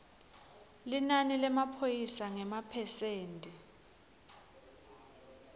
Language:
Swati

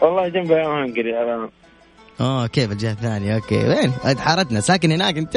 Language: Arabic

